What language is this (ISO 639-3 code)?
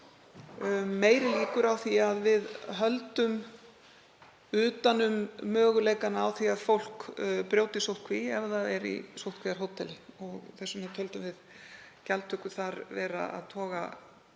isl